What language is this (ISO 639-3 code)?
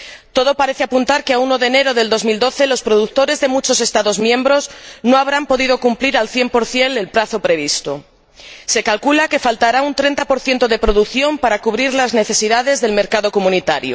spa